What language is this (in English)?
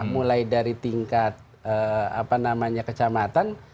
Indonesian